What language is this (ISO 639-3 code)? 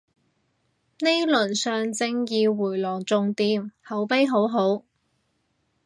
yue